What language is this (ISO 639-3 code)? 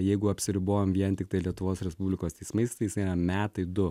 lit